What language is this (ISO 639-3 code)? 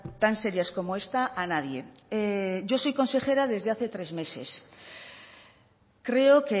spa